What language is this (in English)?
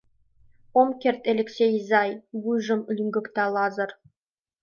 Mari